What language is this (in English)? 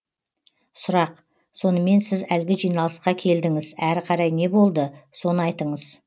Kazakh